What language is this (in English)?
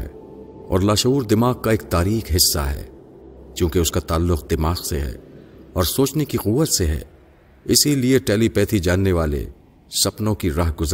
Urdu